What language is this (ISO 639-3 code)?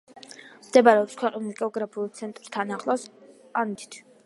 kat